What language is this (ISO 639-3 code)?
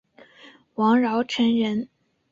zho